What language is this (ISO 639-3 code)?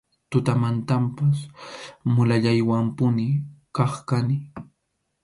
qxu